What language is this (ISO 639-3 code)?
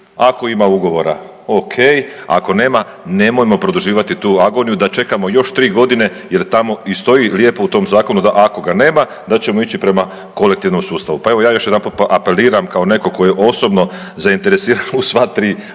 hrv